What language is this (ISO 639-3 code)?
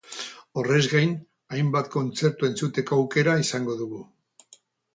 eus